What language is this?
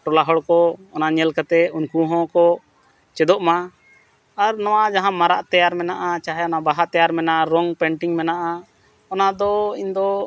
Santali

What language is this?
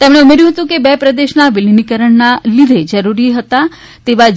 Gujarati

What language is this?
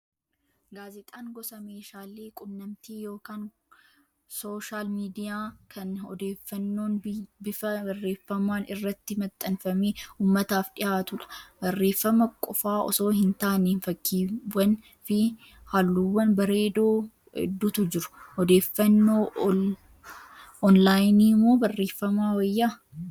Oromo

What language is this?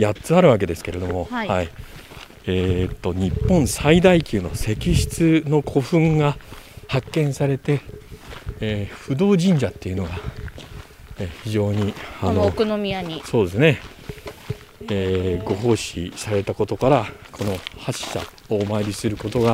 Japanese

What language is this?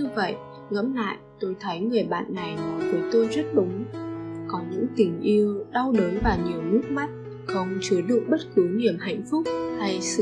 Vietnamese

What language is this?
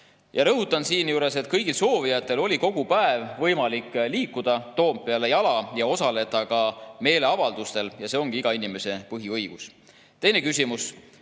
Estonian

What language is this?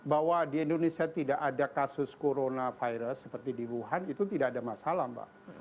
Indonesian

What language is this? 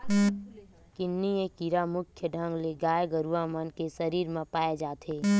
Chhattisgarhi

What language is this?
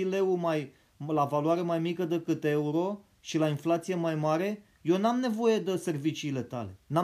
Romanian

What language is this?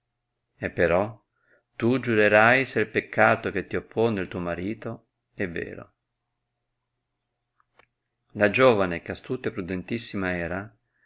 Italian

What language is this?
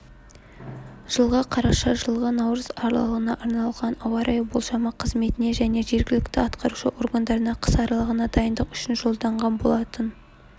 Kazakh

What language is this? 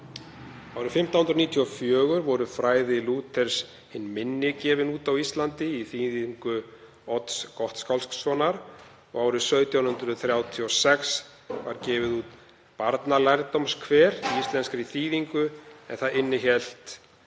Icelandic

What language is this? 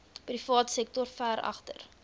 Afrikaans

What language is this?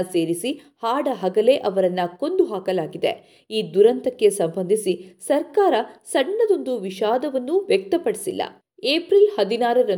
Kannada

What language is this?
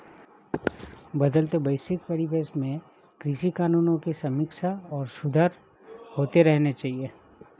Hindi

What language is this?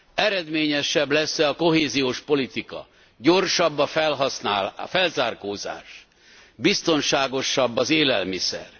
Hungarian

